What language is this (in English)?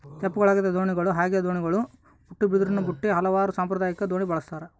Kannada